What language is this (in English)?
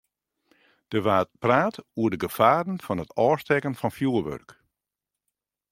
Western Frisian